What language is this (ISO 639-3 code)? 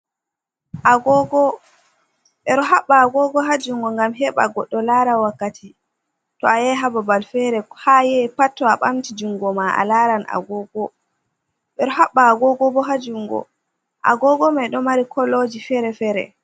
ful